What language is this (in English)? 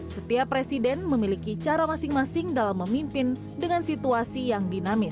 Indonesian